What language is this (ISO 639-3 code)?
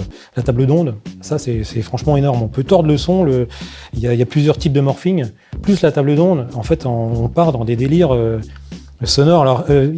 fra